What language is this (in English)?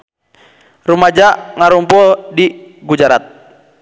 Sundanese